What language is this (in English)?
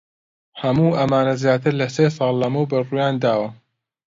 Central Kurdish